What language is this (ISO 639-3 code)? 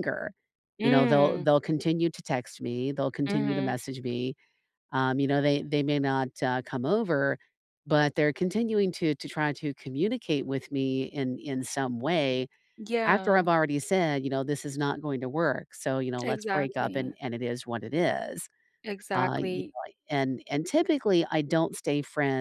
eng